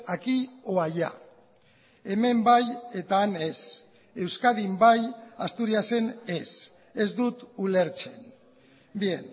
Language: Basque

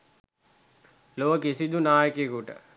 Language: Sinhala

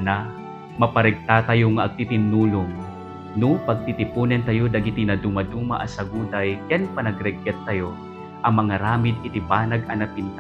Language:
Filipino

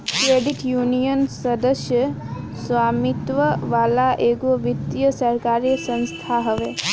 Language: Bhojpuri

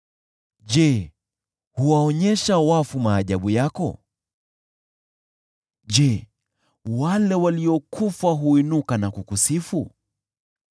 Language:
Swahili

